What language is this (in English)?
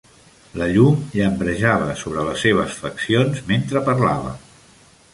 Catalan